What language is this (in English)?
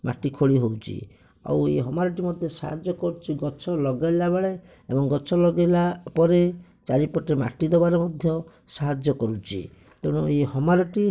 Odia